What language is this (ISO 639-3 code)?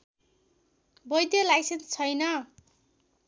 nep